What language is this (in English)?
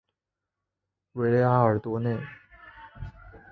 Chinese